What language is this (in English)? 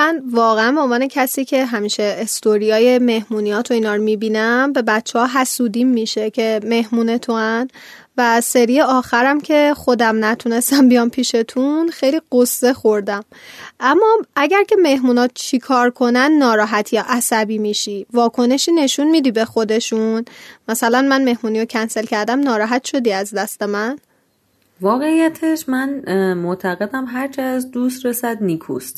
Persian